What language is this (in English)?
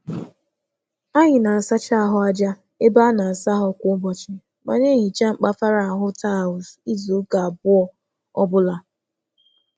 Igbo